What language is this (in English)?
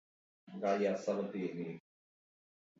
Basque